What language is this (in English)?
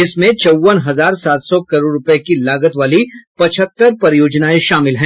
Hindi